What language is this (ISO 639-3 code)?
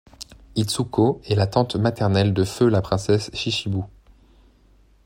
fra